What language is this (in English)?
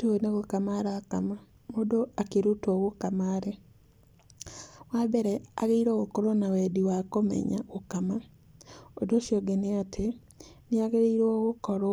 Kikuyu